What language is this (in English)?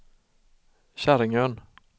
Swedish